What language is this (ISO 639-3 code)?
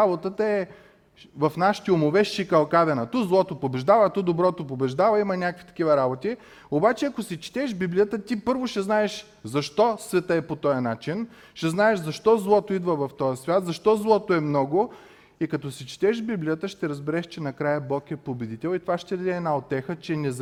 bul